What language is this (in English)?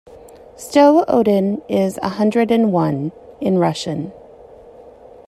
English